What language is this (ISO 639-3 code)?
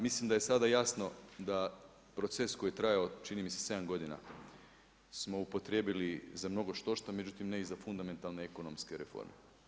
hrv